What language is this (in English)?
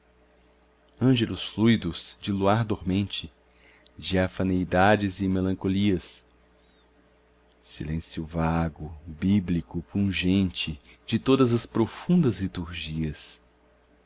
Portuguese